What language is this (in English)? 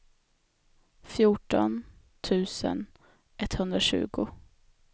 Swedish